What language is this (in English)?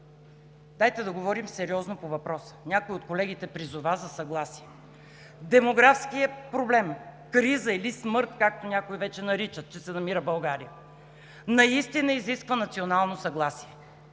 Bulgarian